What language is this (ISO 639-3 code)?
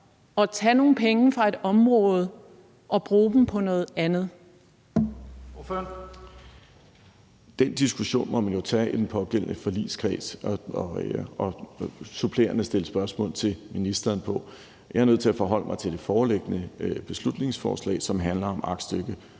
dan